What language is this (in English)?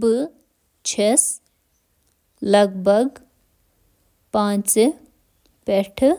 Kashmiri